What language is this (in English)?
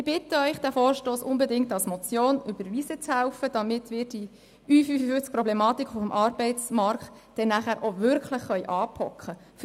Swiss German